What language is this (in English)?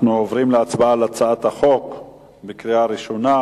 Hebrew